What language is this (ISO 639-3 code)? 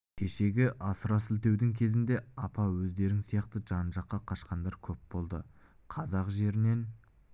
kaz